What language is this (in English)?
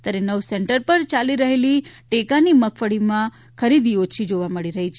Gujarati